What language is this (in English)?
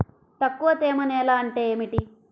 Telugu